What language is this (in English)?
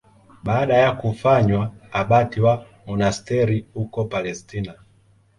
Swahili